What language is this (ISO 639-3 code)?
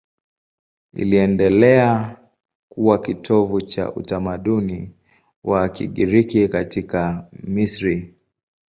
swa